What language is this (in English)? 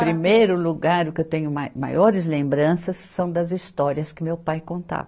Portuguese